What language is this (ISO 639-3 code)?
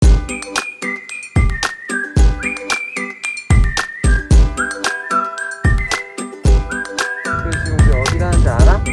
kor